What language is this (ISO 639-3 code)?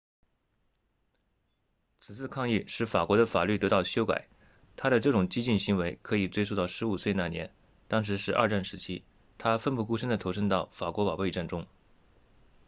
zho